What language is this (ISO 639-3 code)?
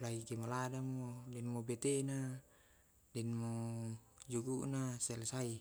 rob